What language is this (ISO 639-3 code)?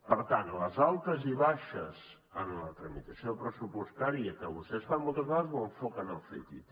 cat